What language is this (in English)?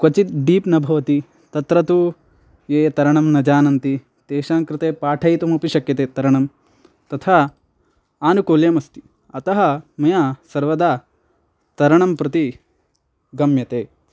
Sanskrit